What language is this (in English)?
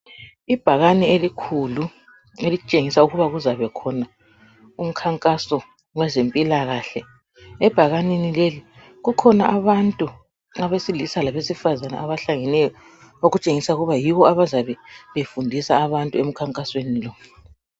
North Ndebele